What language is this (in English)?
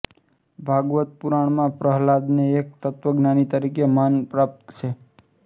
Gujarati